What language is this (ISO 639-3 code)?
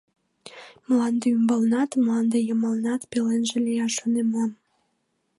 chm